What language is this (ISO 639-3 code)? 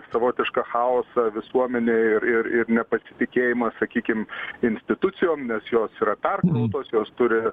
lit